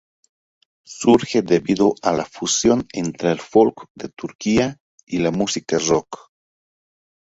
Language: Spanish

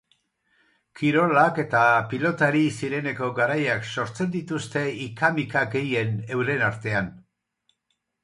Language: Basque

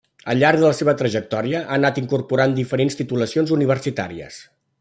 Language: Catalan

